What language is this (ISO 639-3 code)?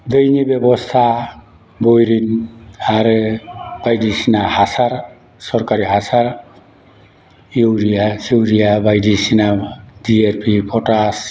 brx